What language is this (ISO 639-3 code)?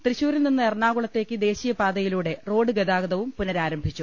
mal